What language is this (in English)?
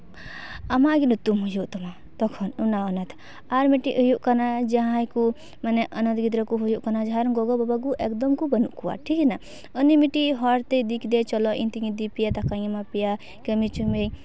Santali